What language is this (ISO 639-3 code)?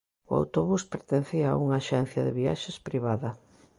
glg